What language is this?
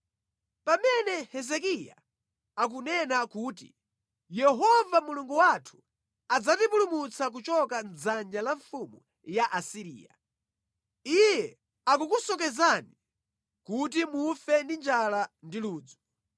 Nyanja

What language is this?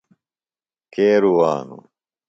Phalura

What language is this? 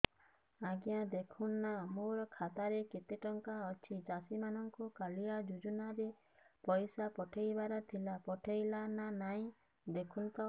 Odia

